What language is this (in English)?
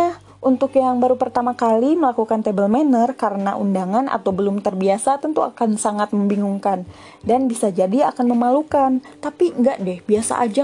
Indonesian